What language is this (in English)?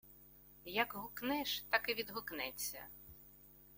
Ukrainian